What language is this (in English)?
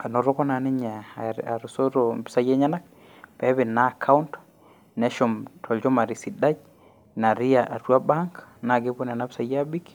Masai